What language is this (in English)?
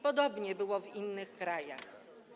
Polish